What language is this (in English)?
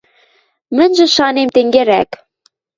Western Mari